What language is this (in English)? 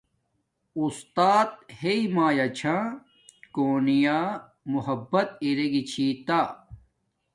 Domaaki